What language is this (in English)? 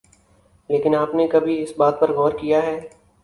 Urdu